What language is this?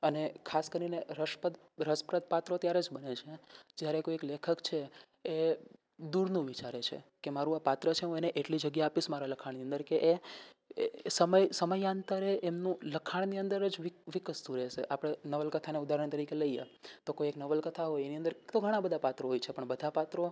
Gujarati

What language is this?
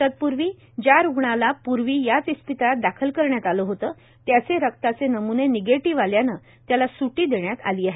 Marathi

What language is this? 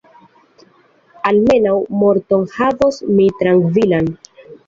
Esperanto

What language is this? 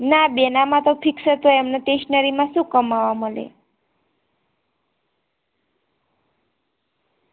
Gujarati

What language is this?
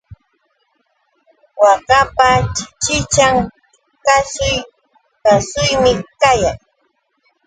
Yauyos Quechua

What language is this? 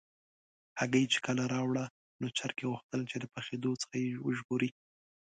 Pashto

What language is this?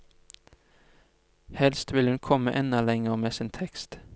Norwegian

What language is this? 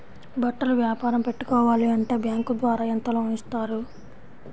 Telugu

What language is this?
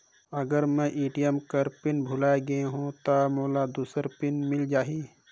Chhattisgarhi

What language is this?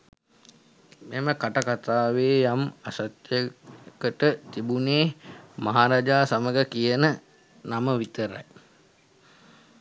Sinhala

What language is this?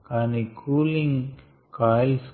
Telugu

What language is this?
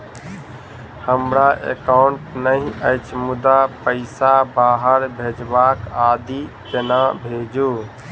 Maithili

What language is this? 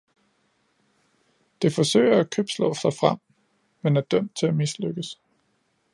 Danish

